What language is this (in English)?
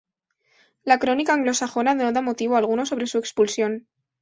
Spanish